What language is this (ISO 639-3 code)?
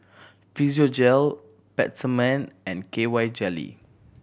eng